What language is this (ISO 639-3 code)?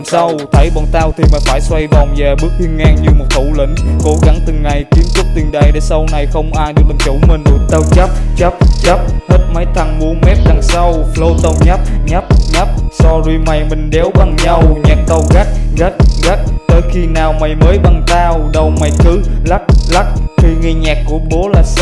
vie